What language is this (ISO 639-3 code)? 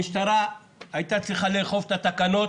heb